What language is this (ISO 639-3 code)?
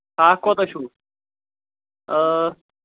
kas